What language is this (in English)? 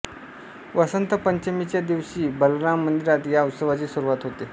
Marathi